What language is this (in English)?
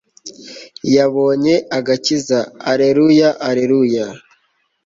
Kinyarwanda